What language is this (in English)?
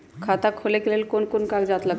Magahi